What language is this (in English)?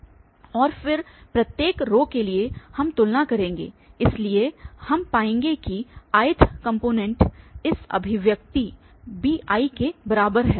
Hindi